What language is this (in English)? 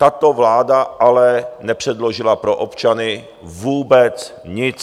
Czech